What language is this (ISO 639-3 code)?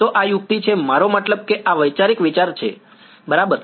guj